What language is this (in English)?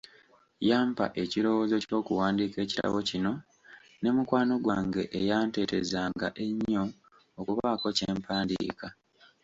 Ganda